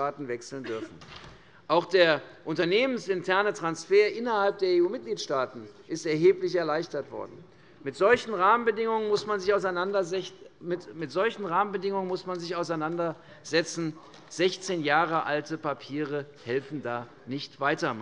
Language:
German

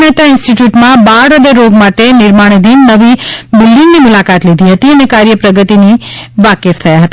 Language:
Gujarati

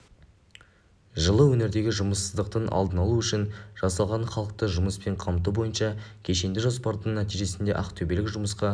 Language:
Kazakh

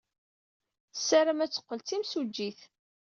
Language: Kabyle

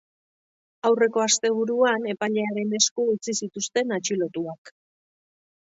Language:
Basque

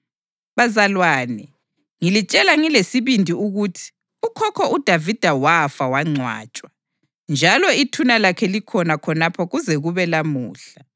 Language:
North Ndebele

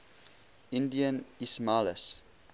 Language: English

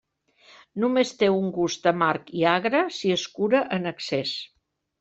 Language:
Catalan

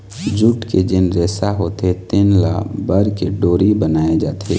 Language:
Chhattisgarhi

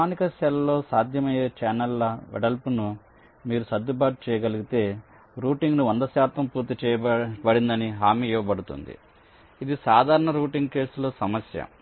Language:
Telugu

